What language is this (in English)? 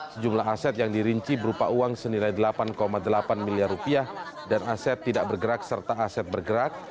Indonesian